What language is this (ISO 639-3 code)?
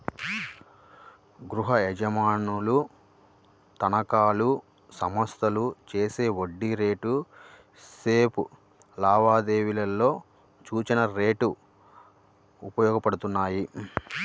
tel